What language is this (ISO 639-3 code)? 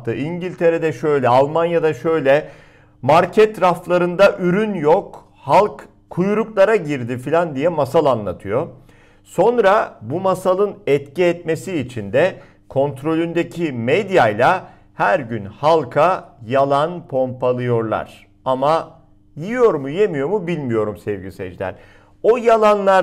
tur